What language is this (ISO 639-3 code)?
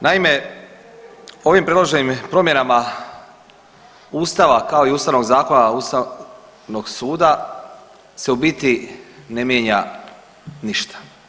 hrv